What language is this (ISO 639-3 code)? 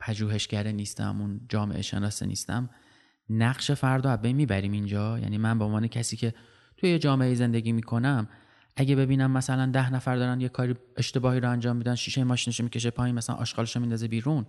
fas